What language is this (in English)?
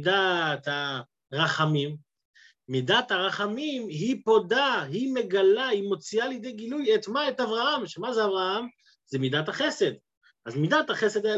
Hebrew